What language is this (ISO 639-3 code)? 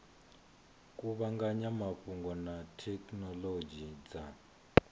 ven